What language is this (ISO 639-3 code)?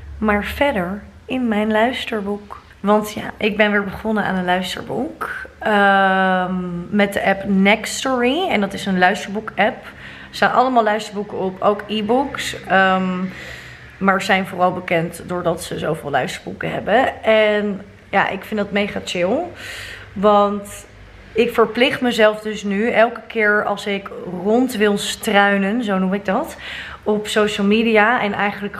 nld